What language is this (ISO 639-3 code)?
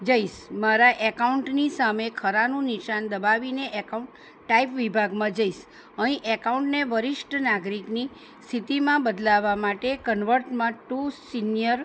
guj